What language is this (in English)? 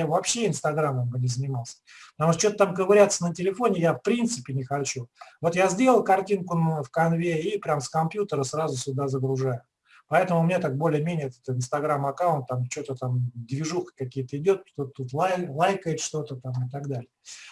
Russian